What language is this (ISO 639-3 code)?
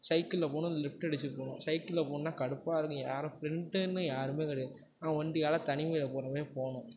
tam